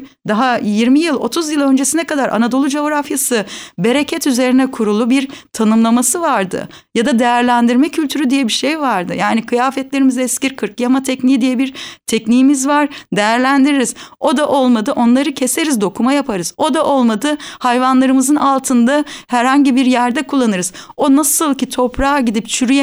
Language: Turkish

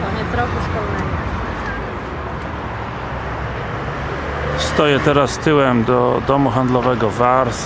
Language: Polish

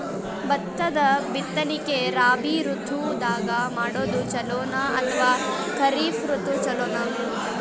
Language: Kannada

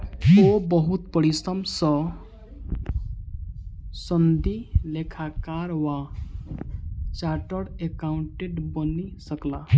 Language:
Maithili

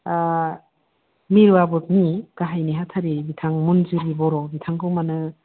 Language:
Bodo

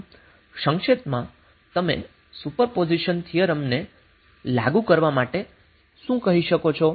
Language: Gujarati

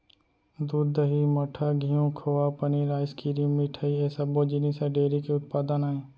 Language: Chhattisgarhi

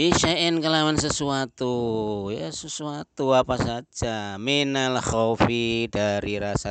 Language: Indonesian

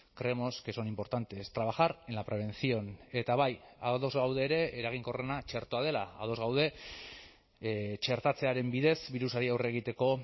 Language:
Basque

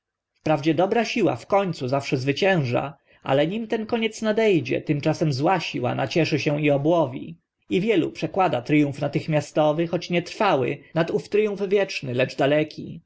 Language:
Polish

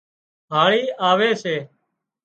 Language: Wadiyara Koli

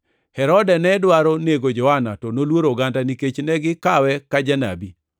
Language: Luo (Kenya and Tanzania)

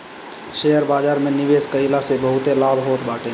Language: Bhojpuri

